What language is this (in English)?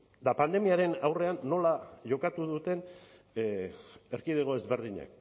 Basque